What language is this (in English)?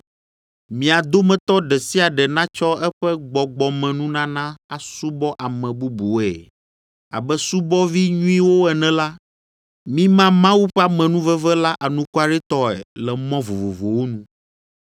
Ewe